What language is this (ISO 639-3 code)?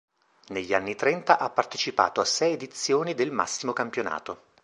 ita